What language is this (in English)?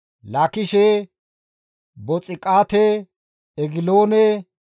Gamo